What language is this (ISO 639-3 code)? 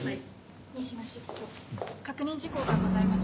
jpn